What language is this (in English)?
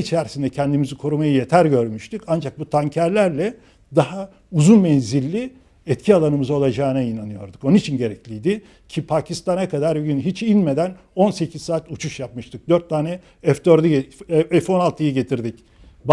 Turkish